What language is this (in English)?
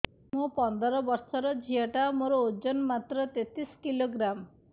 Odia